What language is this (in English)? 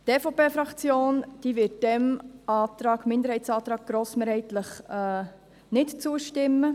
Swiss German